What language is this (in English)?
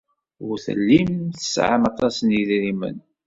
Kabyle